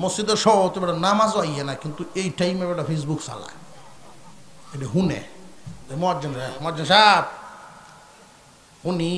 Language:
Indonesian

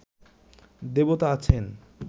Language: Bangla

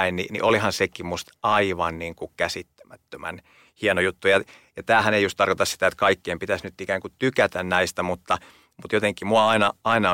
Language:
Finnish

